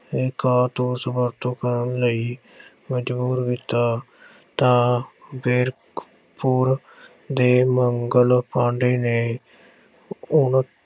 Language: Punjabi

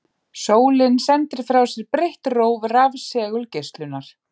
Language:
Icelandic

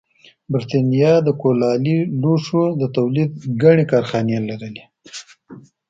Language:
Pashto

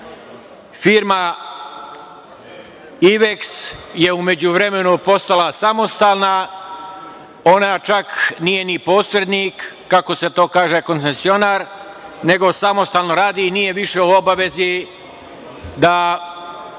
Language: Serbian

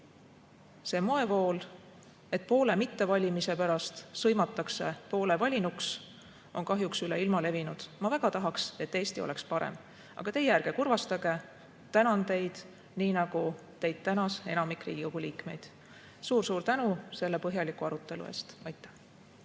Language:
Estonian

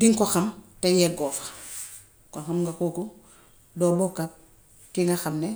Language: Gambian Wolof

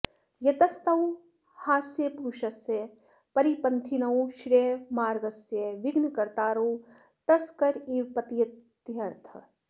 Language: Sanskrit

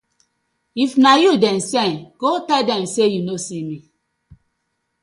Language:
Nigerian Pidgin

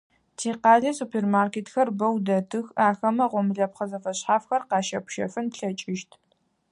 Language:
Adyghe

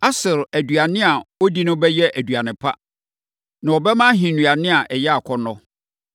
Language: Akan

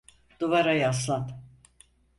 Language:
Turkish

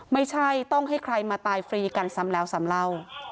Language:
Thai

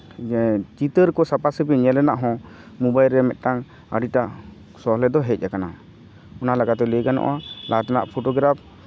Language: Santali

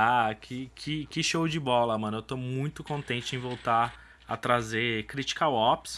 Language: Portuguese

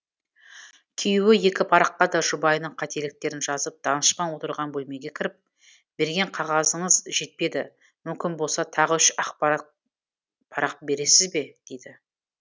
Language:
Kazakh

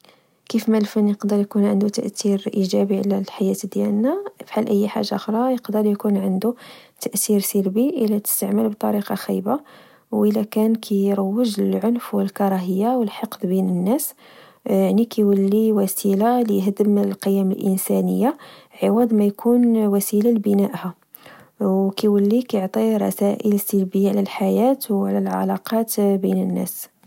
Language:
Moroccan Arabic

